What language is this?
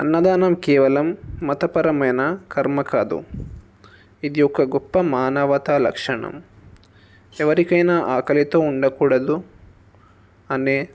Telugu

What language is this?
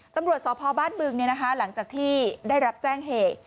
Thai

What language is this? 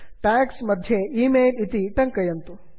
Sanskrit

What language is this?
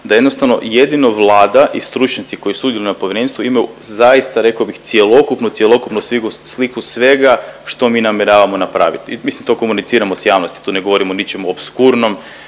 Croatian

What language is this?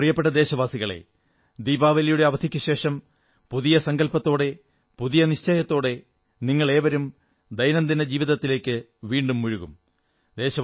Malayalam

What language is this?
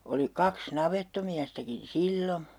Finnish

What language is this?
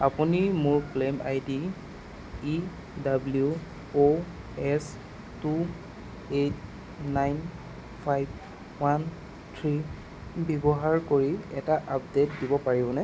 Assamese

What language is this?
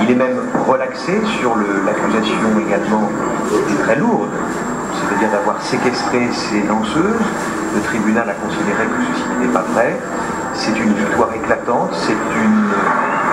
French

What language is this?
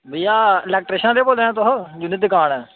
Dogri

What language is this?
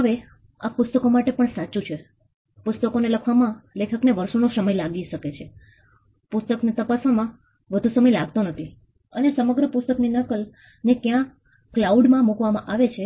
Gujarati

